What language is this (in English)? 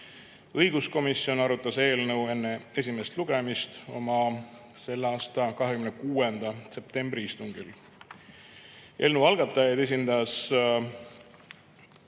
Estonian